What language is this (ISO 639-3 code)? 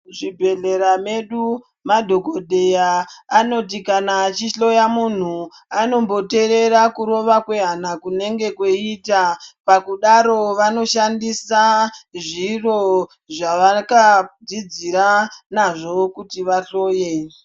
ndc